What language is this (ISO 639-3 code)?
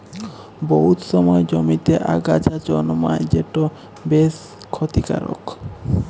ben